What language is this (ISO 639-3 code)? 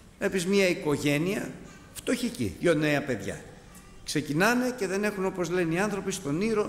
ell